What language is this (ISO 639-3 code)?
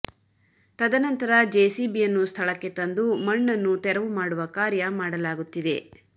kan